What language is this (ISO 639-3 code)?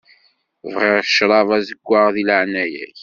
kab